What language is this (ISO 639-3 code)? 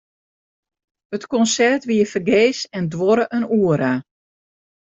fry